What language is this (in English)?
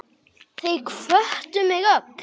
Icelandic